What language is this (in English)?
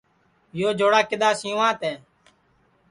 Sansi